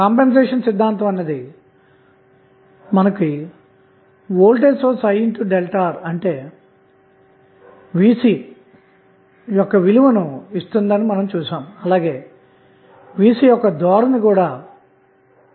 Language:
Telugu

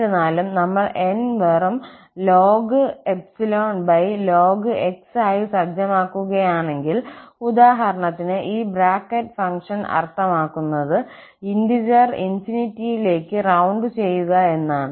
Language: Malayalam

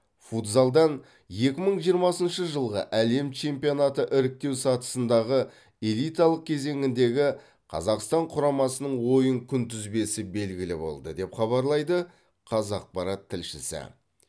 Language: Kazakh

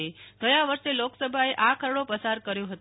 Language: Gujarati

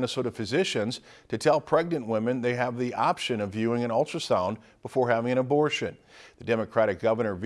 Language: English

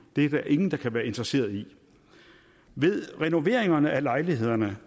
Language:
Danish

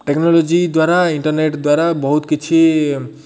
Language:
Odia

